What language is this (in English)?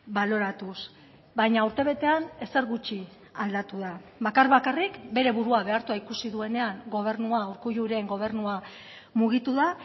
Basque